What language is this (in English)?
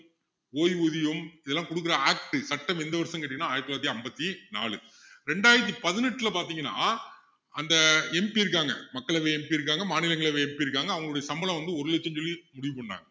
Tamil